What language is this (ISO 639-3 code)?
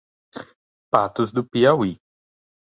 por